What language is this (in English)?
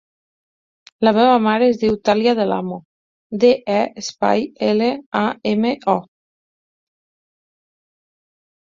Catalan